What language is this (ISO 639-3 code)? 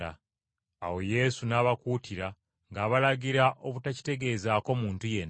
lug